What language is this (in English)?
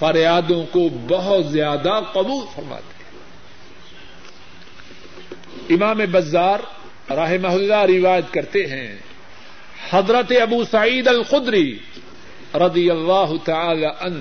Urdu